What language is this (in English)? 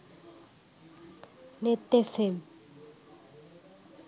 Sinhala